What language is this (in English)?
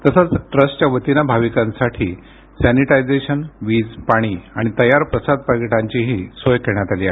Marathi